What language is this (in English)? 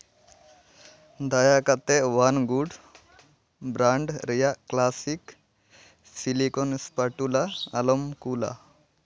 Santali